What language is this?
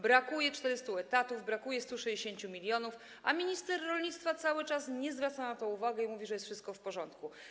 Polish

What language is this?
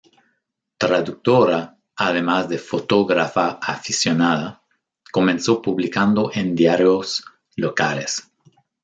Spanish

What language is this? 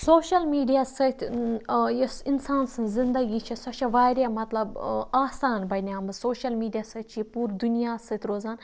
Kashmiri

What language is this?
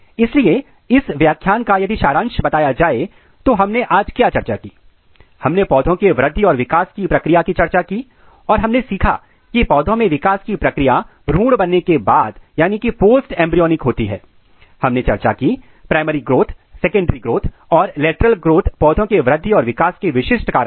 Hindi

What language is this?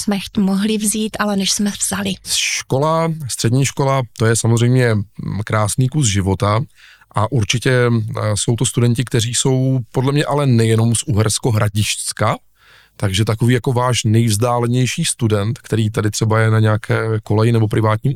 Czech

